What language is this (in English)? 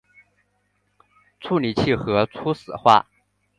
Chinese